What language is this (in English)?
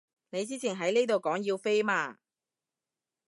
Cantonese